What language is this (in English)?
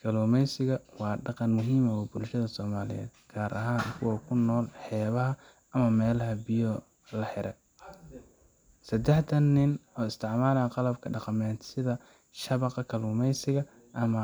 Somali